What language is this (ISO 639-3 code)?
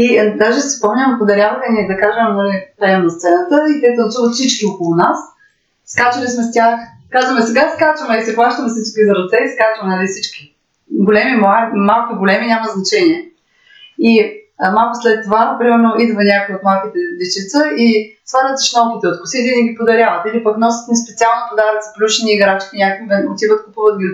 bul